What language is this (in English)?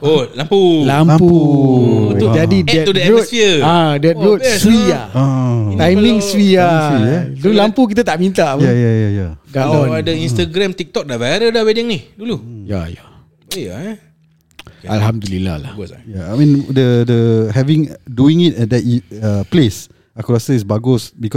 Malay